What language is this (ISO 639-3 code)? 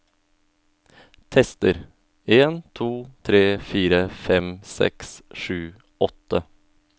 nor